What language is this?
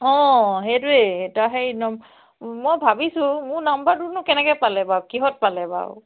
Assamese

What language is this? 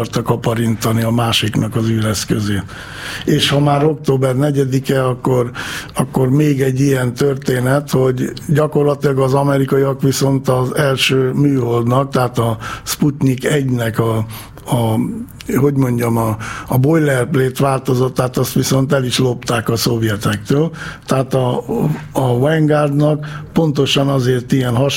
Hungarian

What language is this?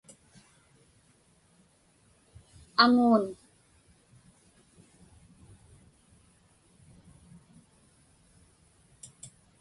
Inupiaq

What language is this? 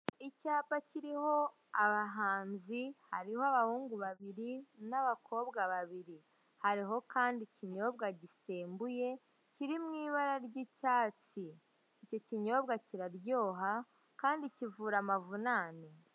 Kinyarwanda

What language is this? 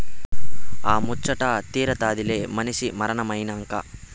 Telugu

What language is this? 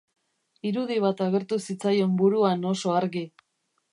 Basque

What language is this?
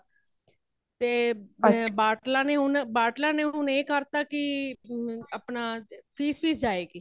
Punjabi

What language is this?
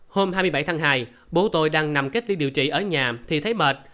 Vietnamese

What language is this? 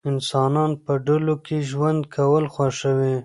Pashto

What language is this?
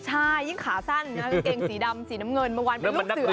Thai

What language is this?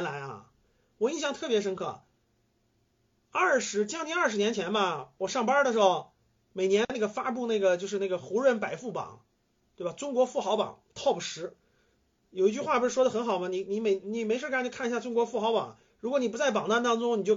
Chinese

